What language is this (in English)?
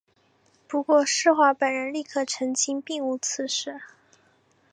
Chinese